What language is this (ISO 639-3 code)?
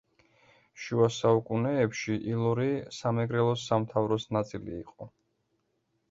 kat